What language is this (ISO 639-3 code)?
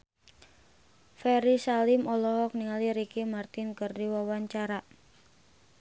sun